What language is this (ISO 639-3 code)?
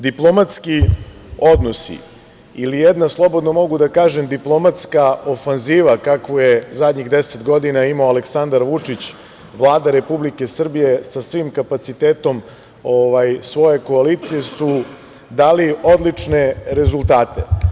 srp